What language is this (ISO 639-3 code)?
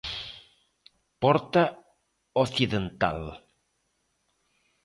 glg